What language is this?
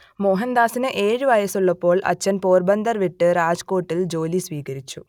Malayalam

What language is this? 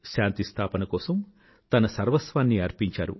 Telugu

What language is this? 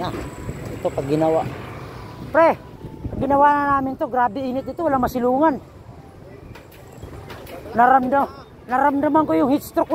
Filipino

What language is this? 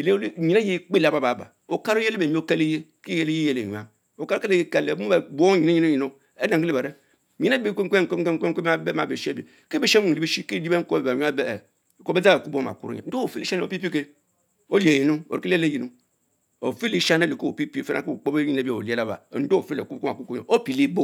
Mbe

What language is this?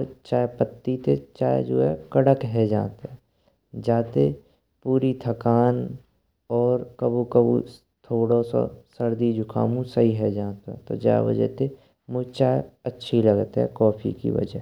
Braj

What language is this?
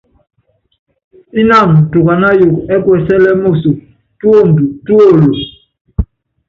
Yangben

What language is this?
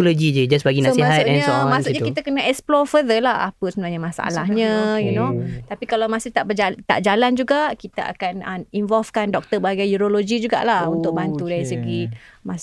Malay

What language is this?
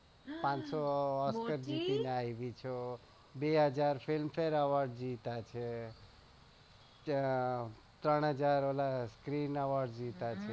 Gujarati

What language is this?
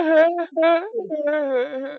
Bangla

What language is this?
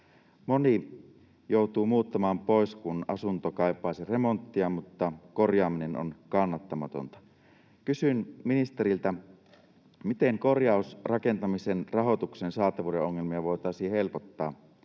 Finnish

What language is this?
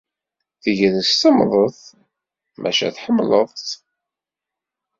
Kabyle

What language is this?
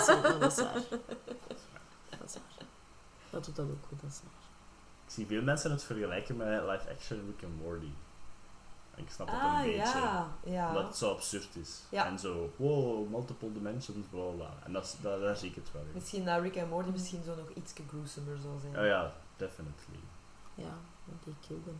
Dutch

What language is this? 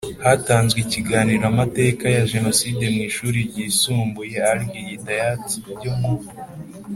Kinyarwanda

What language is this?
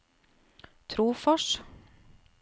Norwegian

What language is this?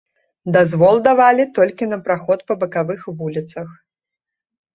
Belarusian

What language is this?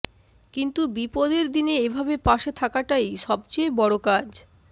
Bangla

